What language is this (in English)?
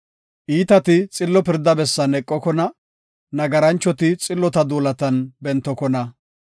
Gofa